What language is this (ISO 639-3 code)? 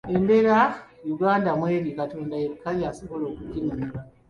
lug